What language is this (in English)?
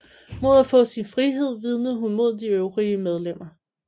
Danish